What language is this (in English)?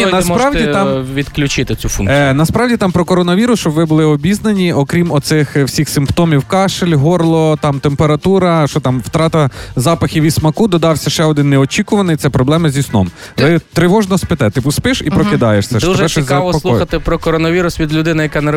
Ukrainian